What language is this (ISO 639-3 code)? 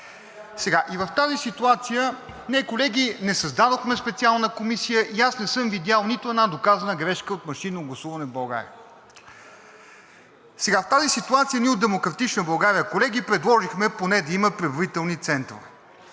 bul